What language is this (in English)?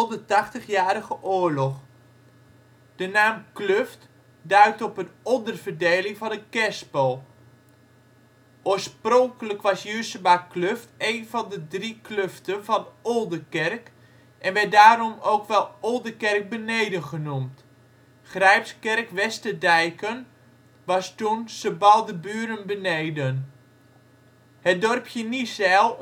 Dutch